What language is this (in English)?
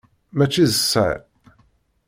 Kabyle